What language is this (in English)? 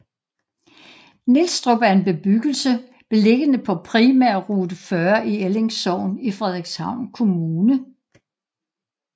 Danish